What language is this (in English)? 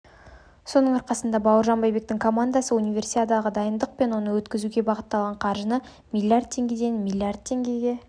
Kazakh